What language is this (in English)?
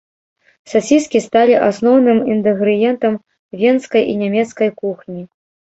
Belarusian